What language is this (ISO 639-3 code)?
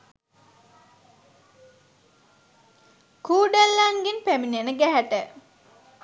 sin